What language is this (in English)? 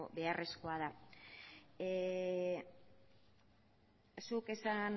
Basque